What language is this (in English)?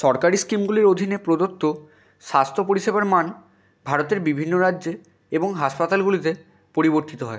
Bangla